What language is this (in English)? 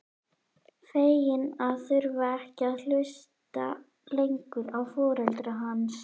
Icelandic